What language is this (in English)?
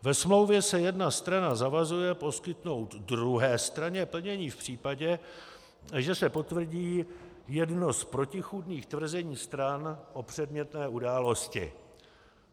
Czech